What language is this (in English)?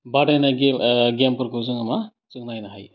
Bodo